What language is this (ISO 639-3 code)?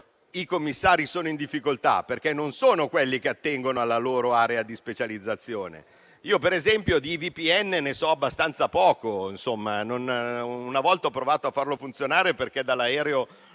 ita